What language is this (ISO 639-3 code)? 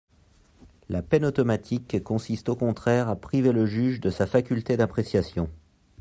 fra